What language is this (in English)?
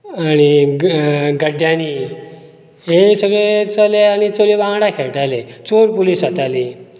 Konkani